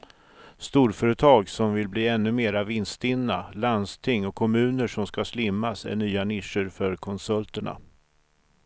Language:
Swedish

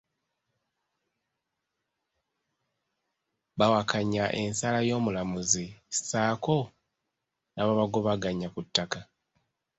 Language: Ganda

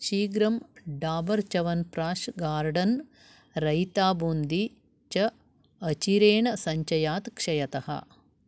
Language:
Sanskrit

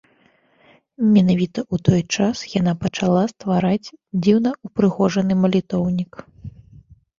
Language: Belarusian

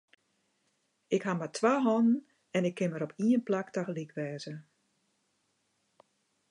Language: Western Frisian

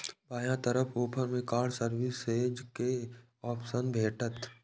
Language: Maithili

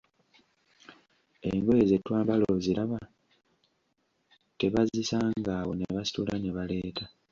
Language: Ganda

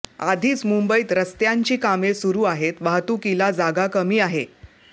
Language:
Marathi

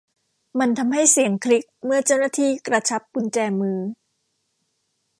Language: Thai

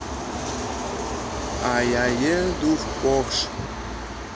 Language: Russian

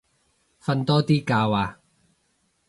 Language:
Cantonese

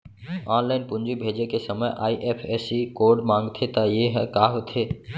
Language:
Chhattisgarhi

